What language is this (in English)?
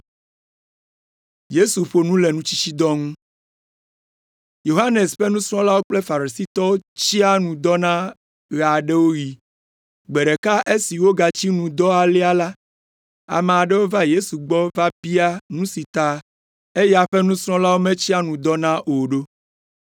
Ewe